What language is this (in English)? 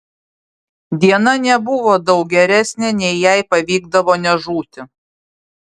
Lithuanian